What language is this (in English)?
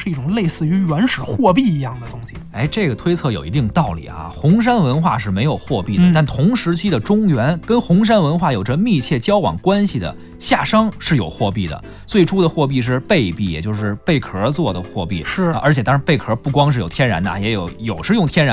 Chinese